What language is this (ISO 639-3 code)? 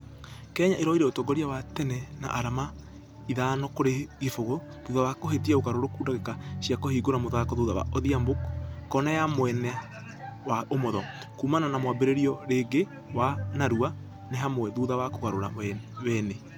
kik